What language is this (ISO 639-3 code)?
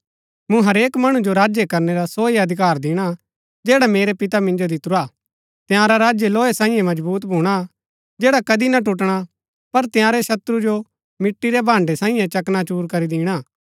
gbk